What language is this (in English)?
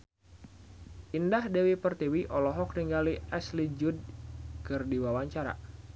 Sundanese